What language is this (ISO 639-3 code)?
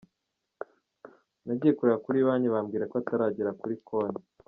kin